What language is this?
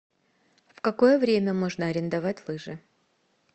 Russian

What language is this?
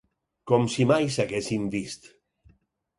Catalan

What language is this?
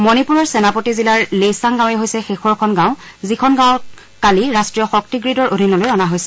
Assamese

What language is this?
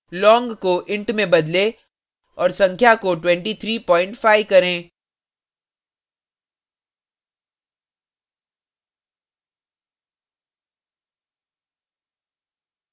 Hindi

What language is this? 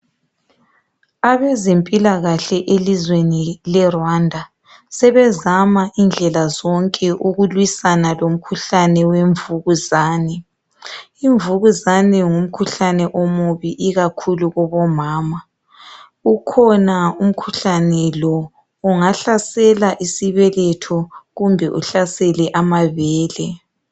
North Ndebele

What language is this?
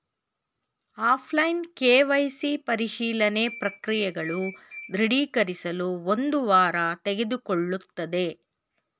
Kannada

